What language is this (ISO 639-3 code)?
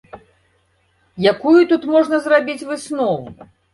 bel